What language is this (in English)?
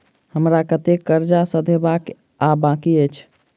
Maithili